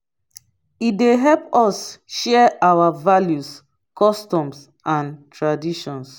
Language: Nigerian Pidgin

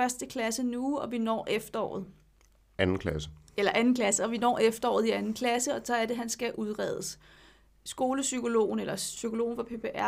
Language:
Danish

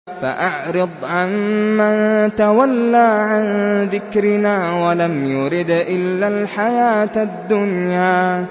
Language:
Arabic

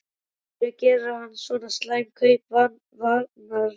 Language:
Icelandic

